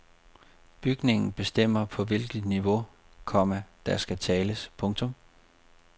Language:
Danish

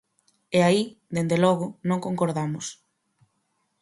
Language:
Galician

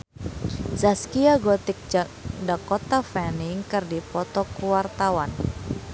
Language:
Sundanese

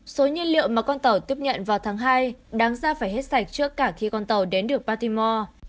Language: Vietnamese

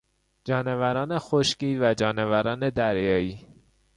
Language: Persian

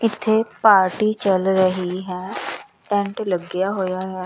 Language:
Punjabi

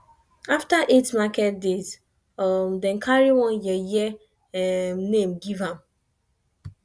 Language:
Nigerian Pidgin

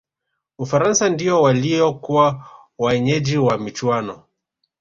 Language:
Swahili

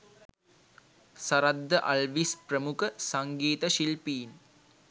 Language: Sinhala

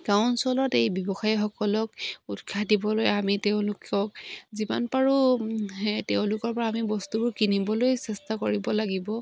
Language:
Assamese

